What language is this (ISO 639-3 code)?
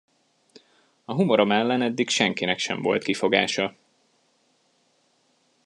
hun